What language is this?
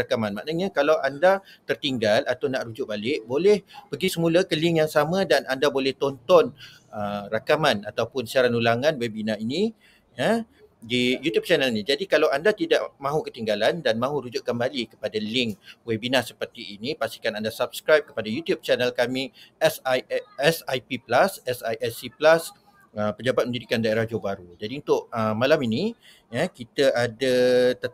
Malay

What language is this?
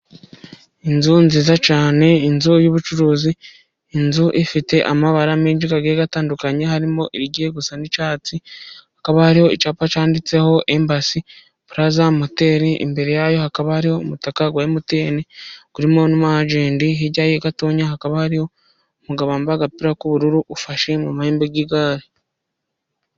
Kinyarwanda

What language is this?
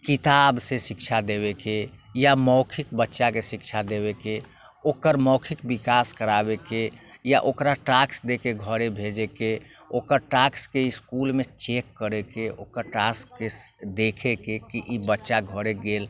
Maithili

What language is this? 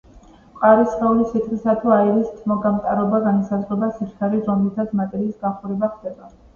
Georgian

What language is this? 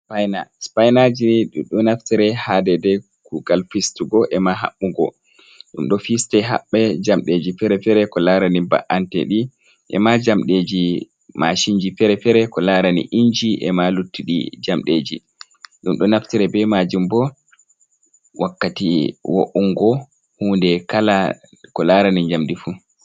Fula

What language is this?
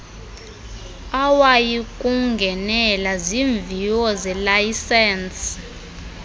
Xhosa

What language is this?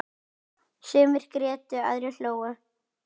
Icelandic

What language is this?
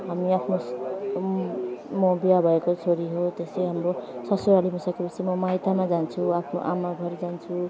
Nepali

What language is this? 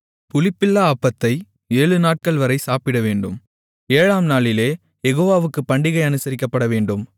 Tamil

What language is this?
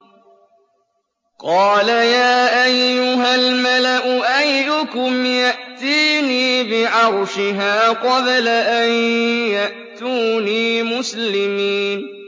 Arabic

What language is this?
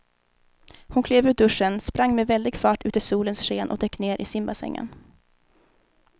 Swedish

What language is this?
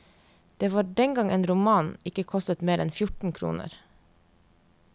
Norwegian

